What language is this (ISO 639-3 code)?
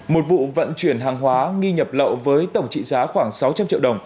vie